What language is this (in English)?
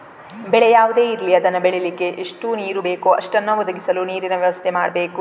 Kannada